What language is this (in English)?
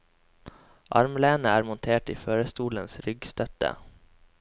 Norwegian